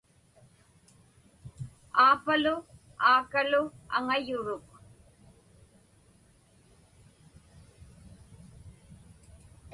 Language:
Inupiaq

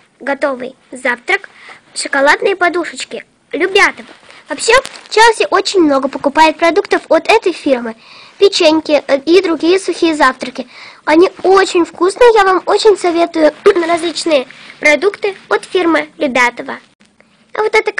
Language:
Russian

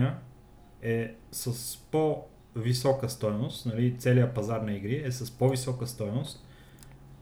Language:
Bulgarian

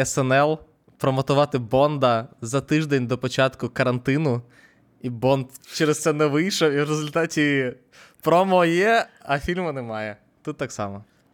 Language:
Ukrainian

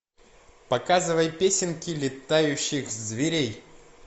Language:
Russian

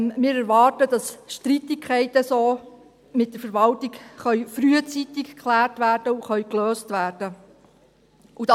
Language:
Swiss German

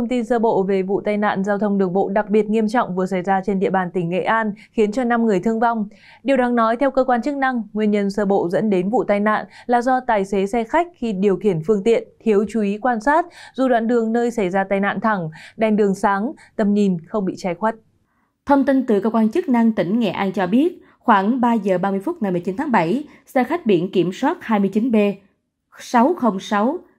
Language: Vietnamese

